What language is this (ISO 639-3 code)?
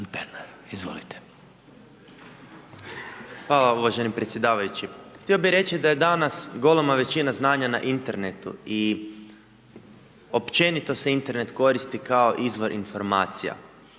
hrv